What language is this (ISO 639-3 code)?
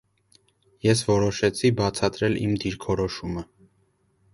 hye